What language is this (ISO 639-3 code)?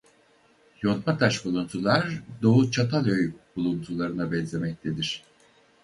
tur